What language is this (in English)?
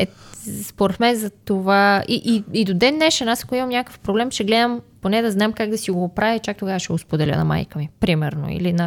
Bulgarian